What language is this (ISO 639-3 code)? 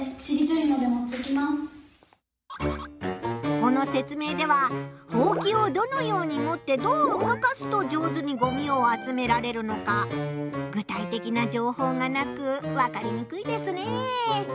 jpn